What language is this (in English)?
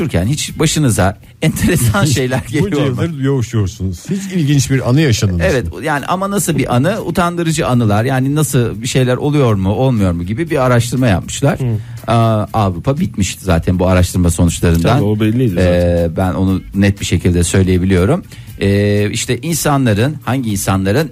Turkish